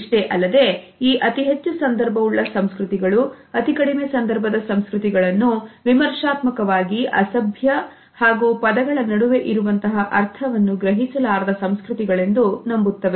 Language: Kannada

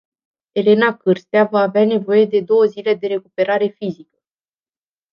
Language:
Romanian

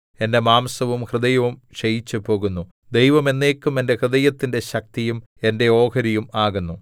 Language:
Malayalam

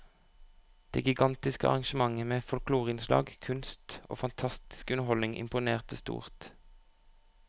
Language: Norwegian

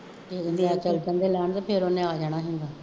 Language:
Punjabi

